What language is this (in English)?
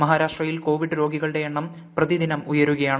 Malayalam